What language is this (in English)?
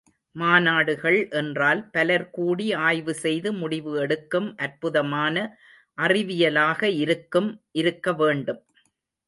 Tamil